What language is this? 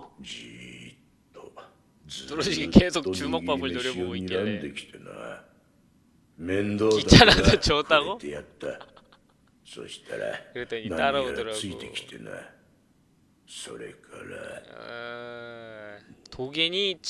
Korean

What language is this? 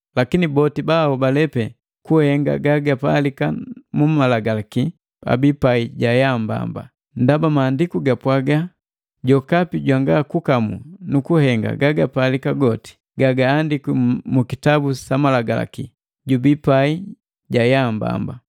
Matengo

